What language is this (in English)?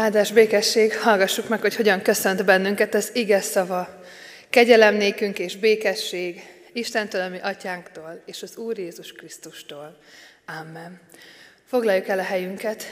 Hungarian